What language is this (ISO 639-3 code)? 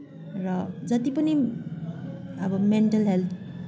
nep